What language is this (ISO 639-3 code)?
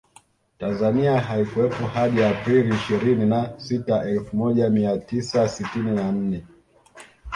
swa